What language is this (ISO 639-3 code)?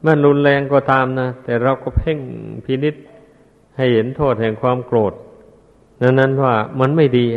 tha